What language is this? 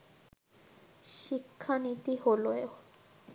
Bangla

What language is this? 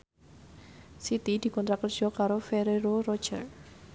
Javanese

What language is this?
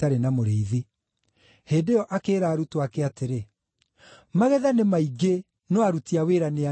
Kikuyu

